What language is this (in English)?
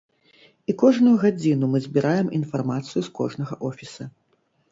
Belarusian